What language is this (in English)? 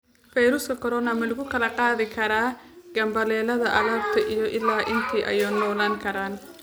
Somali